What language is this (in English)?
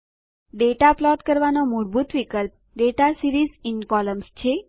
Gujarati